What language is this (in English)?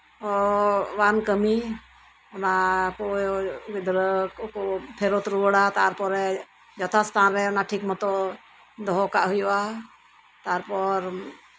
Santali